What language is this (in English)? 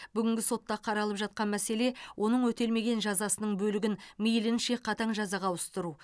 Kazakh